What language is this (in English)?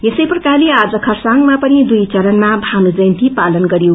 Nepali